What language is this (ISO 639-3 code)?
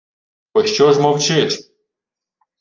ukr